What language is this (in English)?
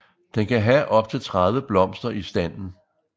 Danish